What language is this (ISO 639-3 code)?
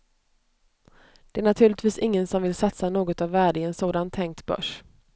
swe